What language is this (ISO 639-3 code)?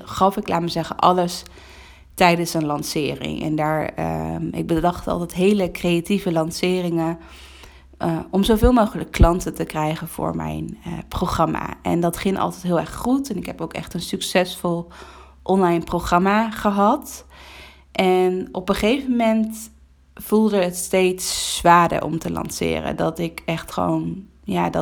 nld